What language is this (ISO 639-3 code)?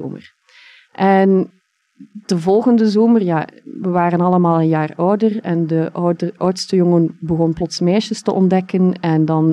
nld